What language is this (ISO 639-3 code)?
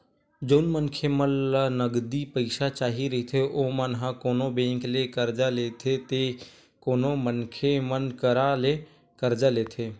hne